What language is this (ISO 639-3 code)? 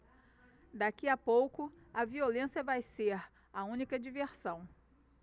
por